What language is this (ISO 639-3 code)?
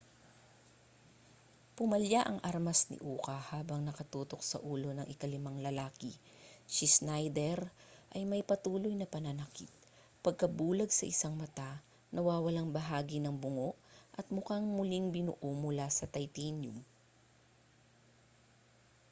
fil